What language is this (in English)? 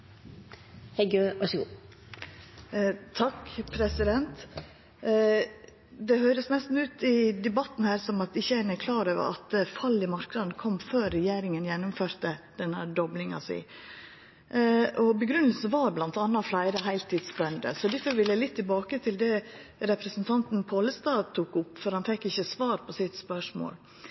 Norwegian Nynorsk